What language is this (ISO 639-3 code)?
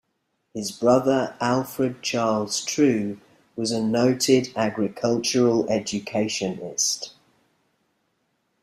eng